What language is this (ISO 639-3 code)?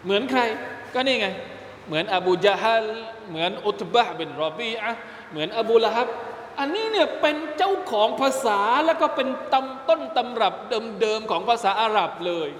tha